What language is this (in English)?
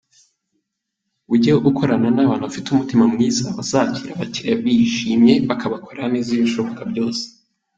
Kinyarwanda